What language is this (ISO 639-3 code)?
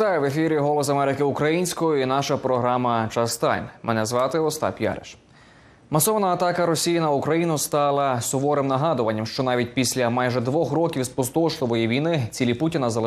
ukr